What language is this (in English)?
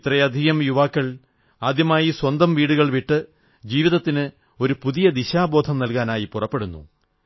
Malayalam